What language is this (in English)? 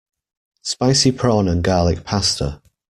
English